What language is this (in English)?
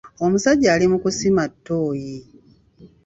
Ganda